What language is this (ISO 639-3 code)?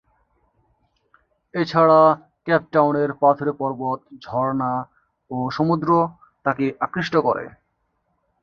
ben